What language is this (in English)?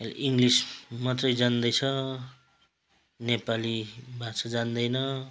Nepali